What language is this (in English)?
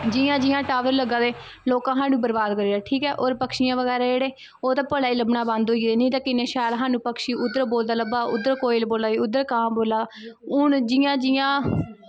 Dogri